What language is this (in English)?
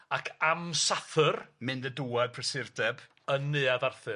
Welsh